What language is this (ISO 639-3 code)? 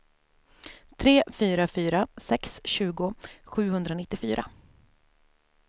swe